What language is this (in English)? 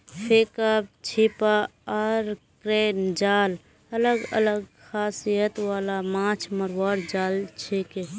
Magahi